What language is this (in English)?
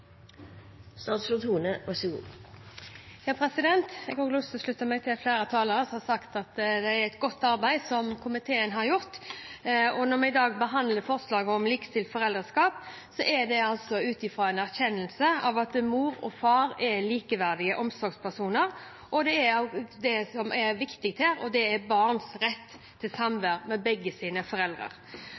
Norwegian